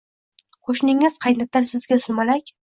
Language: Uzbek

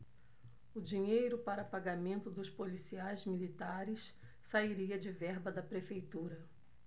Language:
Portuguese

